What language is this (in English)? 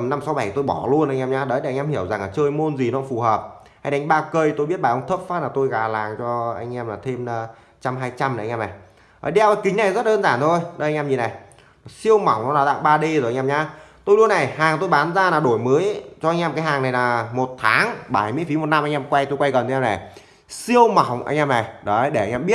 Vietnamese